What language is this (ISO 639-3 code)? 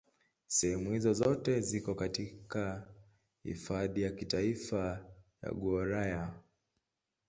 swa